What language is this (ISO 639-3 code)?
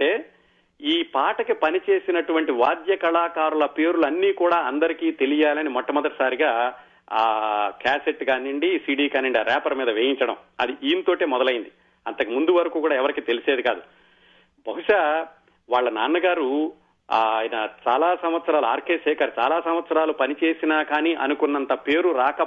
tel